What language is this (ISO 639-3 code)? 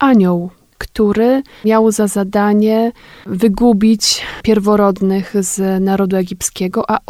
pol